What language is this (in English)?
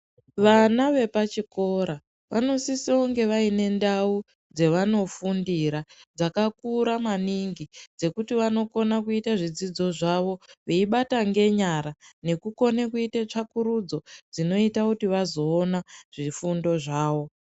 Ndau